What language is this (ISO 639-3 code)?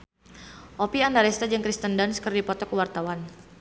sun